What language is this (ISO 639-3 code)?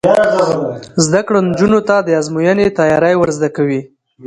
pus